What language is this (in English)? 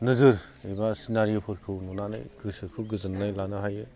Bodo